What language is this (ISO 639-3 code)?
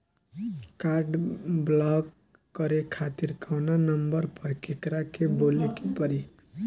bho